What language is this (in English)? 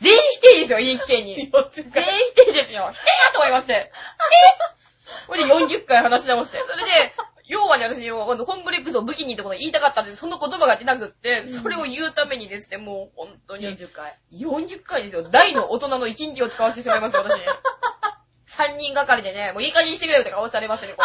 Japanese